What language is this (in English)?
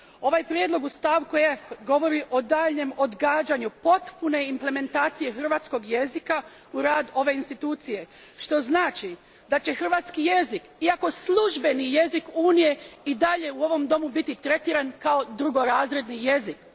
Croatian